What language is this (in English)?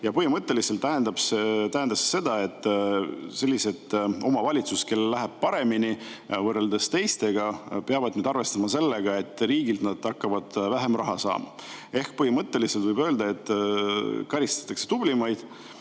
Estonian